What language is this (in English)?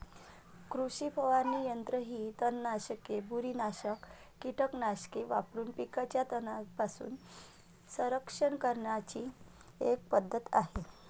Marathi